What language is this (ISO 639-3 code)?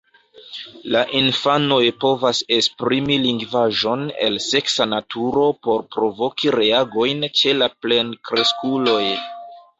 epo